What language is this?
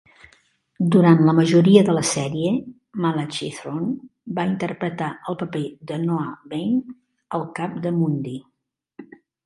Catalan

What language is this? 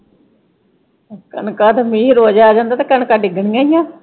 Punjabi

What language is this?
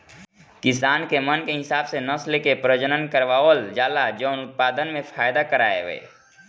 Bhojpuri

